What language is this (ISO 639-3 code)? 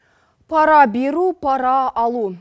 kaz